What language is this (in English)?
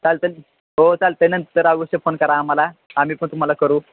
Marathi